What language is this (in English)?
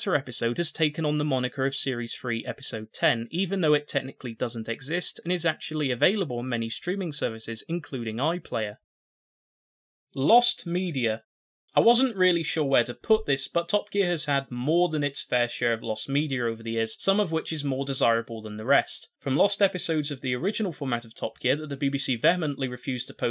English